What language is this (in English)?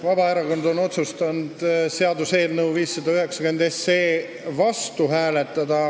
Estonian